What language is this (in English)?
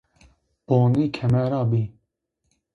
Zaza